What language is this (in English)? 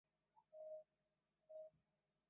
Chinese